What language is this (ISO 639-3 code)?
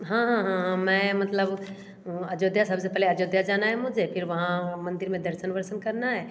hin